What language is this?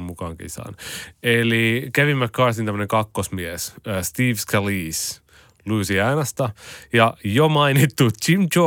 Finnish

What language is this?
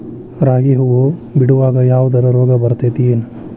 Kannada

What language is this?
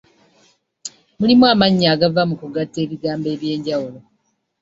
Ganda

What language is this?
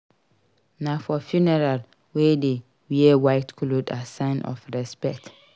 Nigerian Pidgin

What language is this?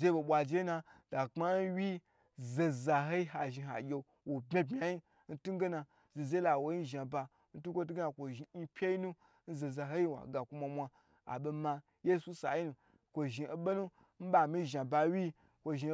Gbagyi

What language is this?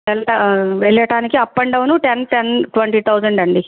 Telugu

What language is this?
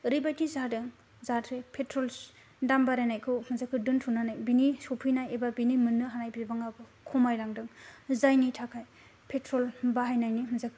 Bodo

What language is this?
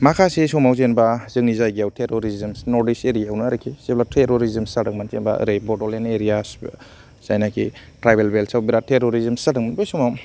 Bodo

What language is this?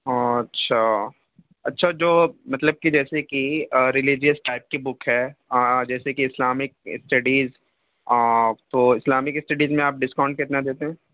Urdu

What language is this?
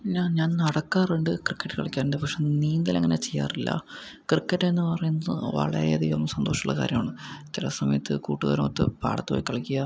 Malayalam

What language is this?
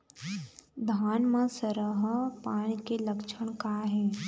Chhattisgarhi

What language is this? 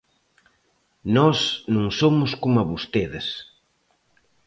Galician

